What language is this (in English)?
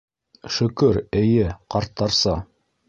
Bashkir